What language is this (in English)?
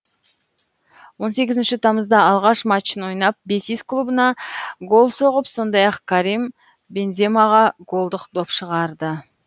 Kazakh